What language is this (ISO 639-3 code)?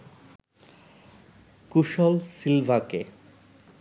ben